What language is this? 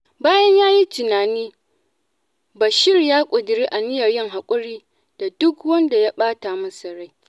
Hausa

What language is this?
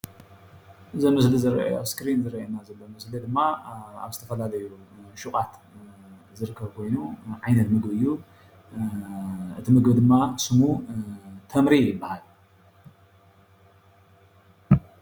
Tigrinya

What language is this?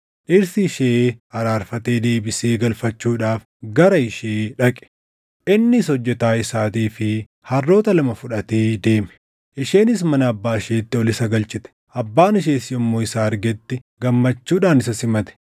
Oromo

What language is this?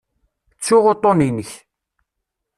Kabyle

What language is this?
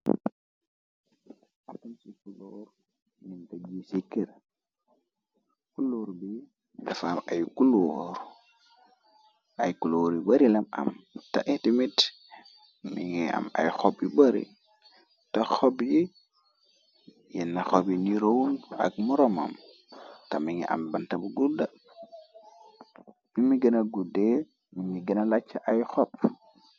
Wolof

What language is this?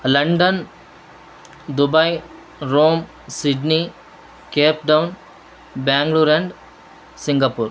Kannada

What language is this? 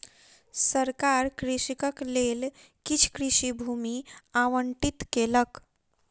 Maithili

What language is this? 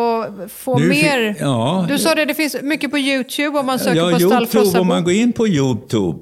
Swedish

